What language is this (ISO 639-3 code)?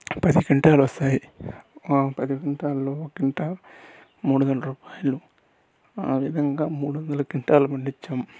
tel